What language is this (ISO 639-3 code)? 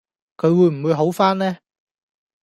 yue